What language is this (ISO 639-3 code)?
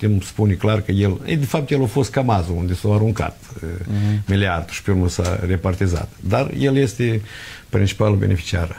ron